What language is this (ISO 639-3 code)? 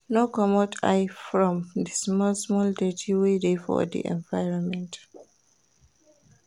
pcm